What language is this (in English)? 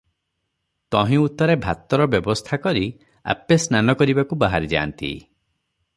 Odia